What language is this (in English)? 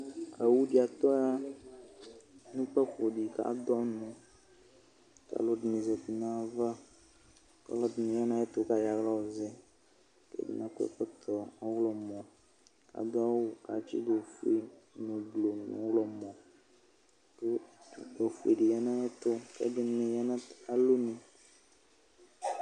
Ikposo